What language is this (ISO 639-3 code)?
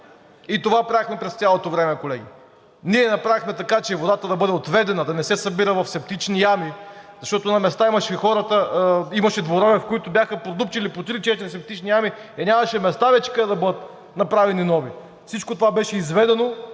bul